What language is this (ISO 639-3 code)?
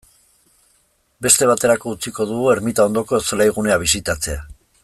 eus